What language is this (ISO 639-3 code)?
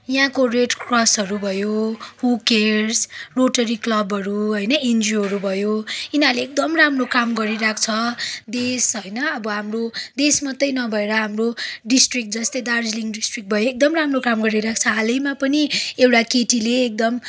nep